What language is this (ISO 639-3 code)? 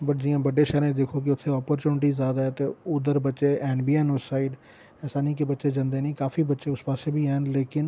doi